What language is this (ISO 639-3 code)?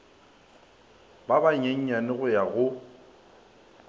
nso